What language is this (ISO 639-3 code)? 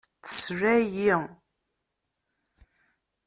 kab